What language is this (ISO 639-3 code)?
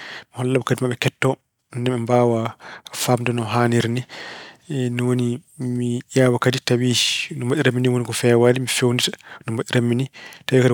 ful